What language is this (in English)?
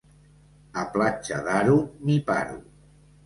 Catalan